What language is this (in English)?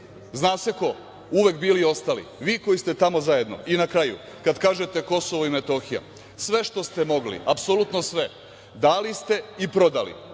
Serbian